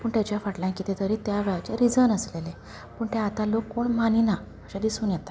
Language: Konkani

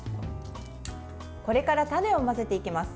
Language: Japanese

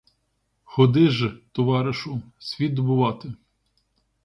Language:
Ukrainian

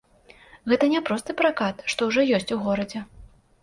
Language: Belarusian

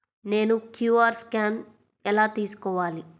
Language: Telugu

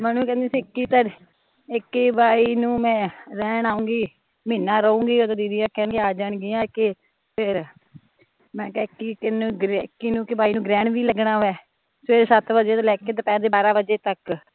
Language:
Punjabi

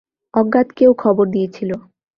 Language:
Bangla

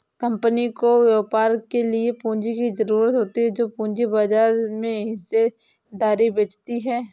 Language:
Hindi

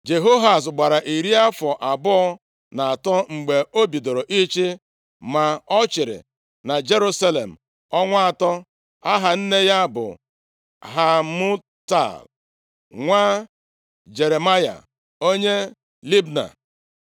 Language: Igbo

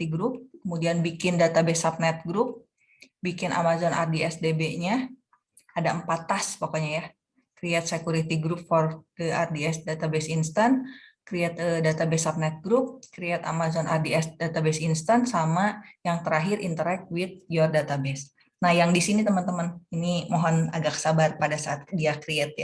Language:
Indonesian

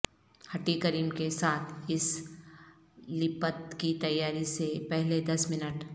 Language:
Urdu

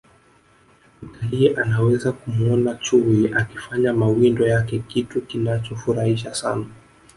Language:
Swahili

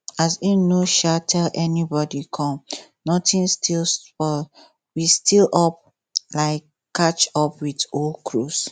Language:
Nigerian Pidgin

